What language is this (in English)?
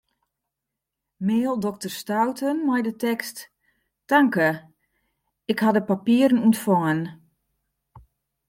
Western Frisian